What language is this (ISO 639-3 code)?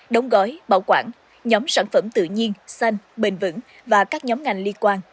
vie